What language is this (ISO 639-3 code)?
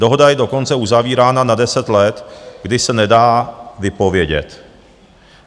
ces